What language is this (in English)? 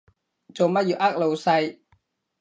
Cantonese